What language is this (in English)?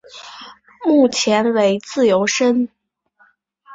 Chinese